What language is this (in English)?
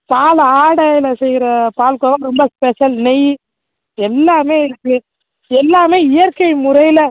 Tamil